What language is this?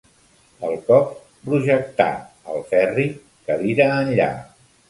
Catalan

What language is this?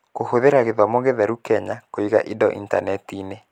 Kikuyu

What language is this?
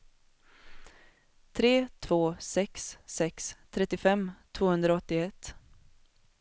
Swedish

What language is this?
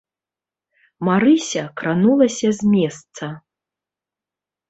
Belarusian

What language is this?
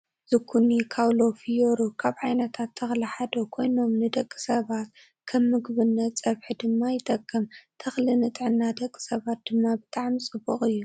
Tigrinya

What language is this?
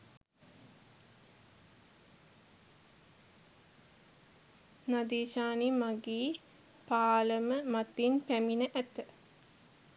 Sinhala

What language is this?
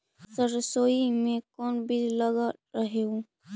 Magahi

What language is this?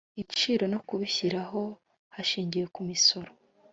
Kinyarwanda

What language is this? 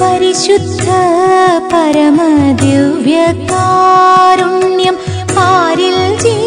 Malayalam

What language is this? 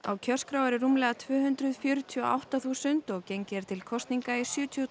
Icelandic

